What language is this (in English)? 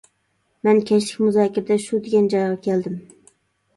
Uyghur